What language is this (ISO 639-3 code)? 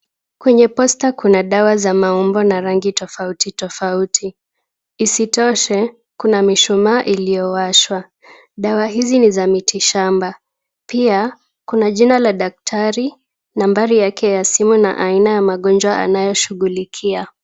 swa